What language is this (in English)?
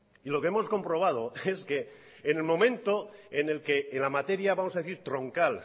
Spanish